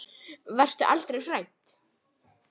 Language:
Icelandic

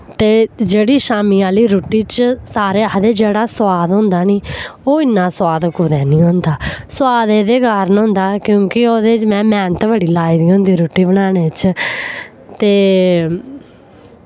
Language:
Dogri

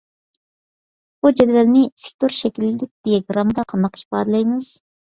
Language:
Uyghur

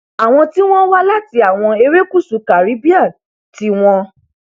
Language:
Yoruba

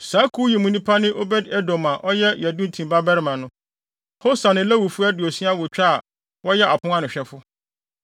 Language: Akan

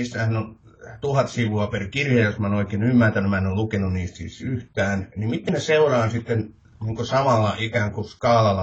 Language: Finnish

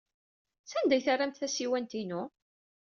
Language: Kabyle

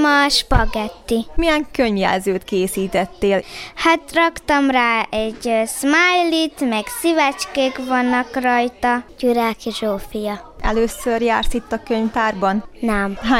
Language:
Hungarian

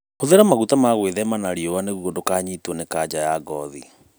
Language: Kikuyu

